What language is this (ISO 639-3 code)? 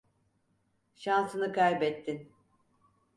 tur